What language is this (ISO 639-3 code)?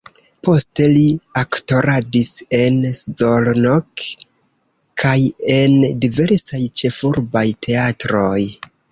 epo